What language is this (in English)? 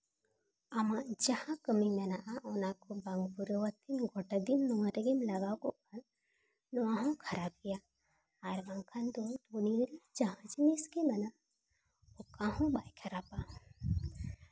Santali